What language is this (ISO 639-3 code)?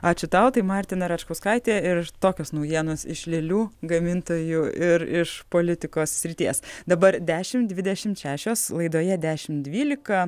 lit